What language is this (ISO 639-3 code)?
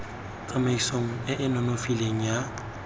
tsn